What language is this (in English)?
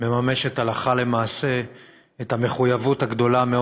Hebrew